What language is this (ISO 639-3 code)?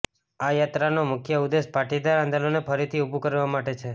guj